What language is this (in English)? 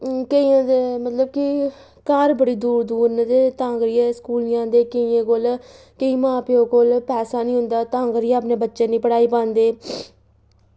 Dogri